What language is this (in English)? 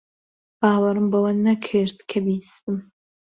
Central Kurdish